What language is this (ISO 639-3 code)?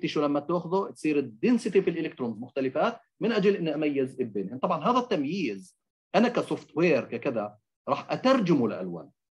ara